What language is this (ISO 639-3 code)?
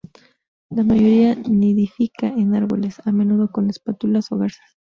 spa